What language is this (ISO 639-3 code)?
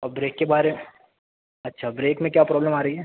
urd